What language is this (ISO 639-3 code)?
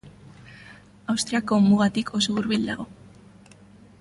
eus